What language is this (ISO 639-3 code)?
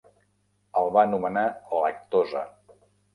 cat